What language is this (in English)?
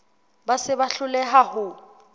Southern Sotho